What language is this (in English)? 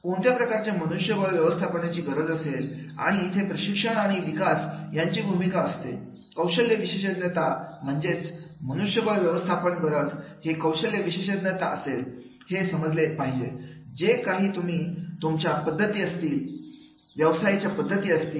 Marathi